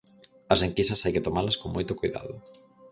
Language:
Galician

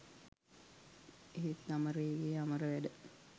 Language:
Sinhala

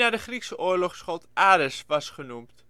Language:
Dutch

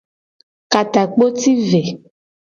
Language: Gen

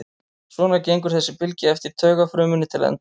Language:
Icelandic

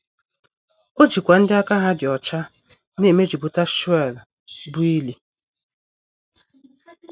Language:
Igbo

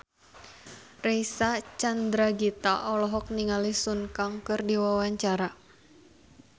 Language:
Sundanese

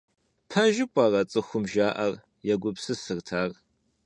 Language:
Kabardian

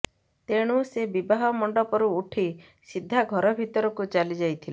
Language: Odia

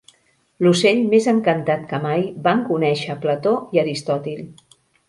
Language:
Catalan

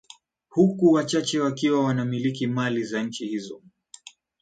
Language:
Swahili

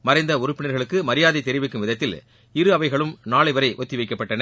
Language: Tamil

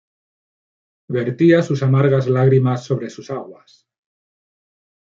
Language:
Spanish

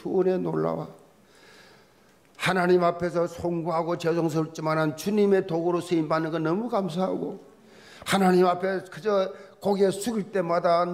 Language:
Korean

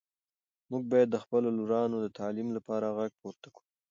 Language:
Pashto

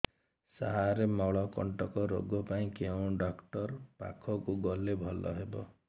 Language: Odia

